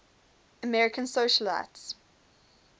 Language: English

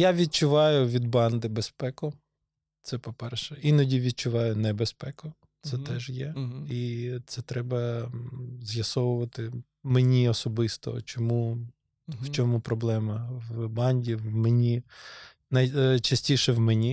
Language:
Ukrainian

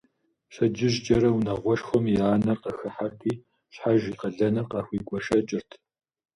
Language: Kabardian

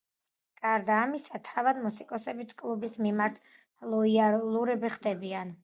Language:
Georgian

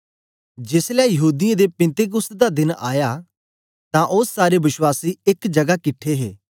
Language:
Dogri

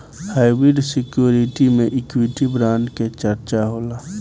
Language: Bhojpuri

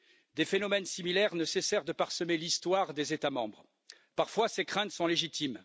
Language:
French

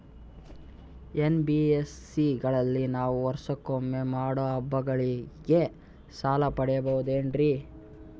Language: Kannada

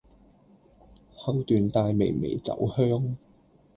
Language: Cantonese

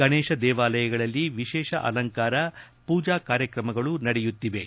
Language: Kannada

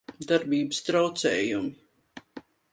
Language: Latvian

